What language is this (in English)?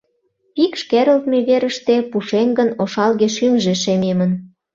Mari